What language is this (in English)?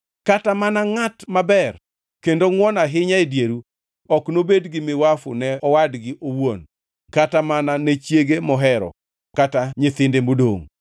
Luo (Kenya and Tanzania)